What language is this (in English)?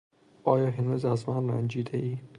Persian